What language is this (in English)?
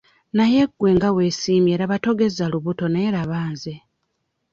Ganda